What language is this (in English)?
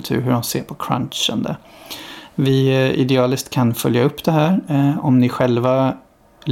Swedish